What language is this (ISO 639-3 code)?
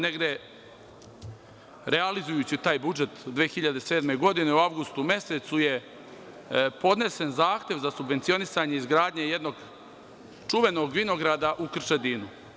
srp